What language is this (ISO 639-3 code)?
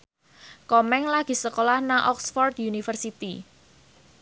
jav